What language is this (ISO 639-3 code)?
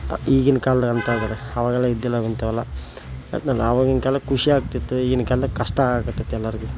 kan